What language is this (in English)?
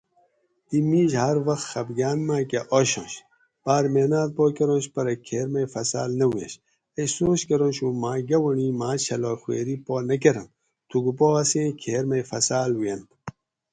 Gawri